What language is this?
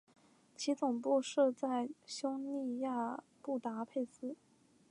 Chinese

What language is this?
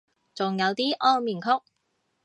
Cantonese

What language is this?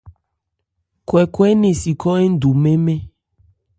Ebrié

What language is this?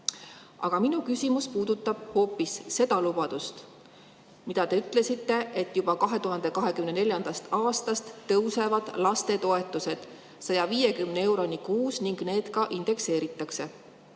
Estonian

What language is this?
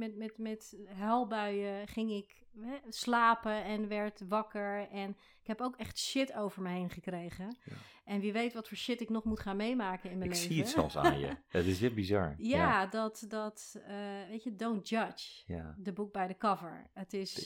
Dutch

